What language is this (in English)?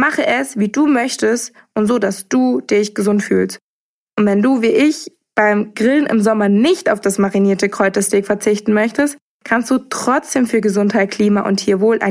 German